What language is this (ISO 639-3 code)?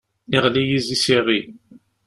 kab